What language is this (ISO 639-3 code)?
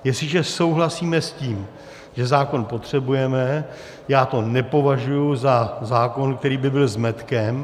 ces